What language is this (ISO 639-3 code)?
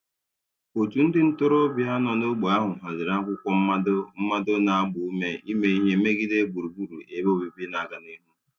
ibo